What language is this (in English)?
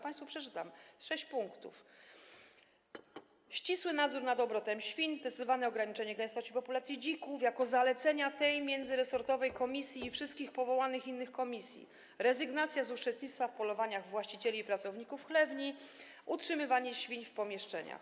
Polish